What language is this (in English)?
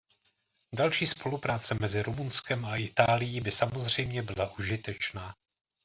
Czech